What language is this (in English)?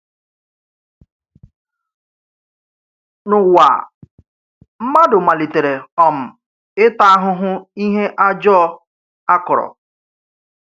Igbo